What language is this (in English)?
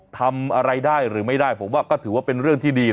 Thai